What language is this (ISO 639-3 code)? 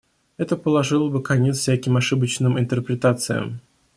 rus